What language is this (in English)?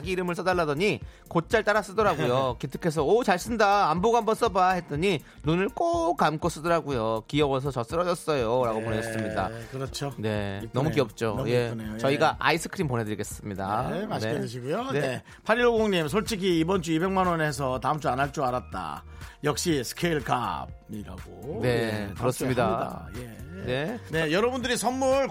Korean